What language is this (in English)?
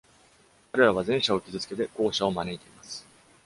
Japanese